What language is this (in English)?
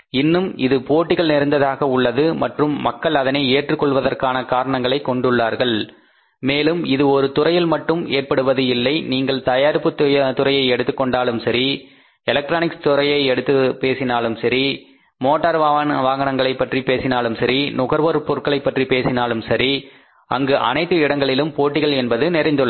Tamil